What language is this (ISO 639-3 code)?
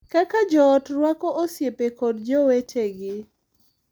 luo